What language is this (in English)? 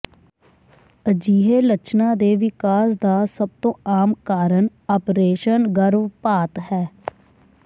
Punjabi